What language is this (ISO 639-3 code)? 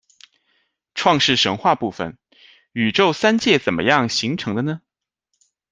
zho